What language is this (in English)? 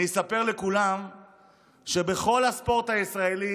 Hebrew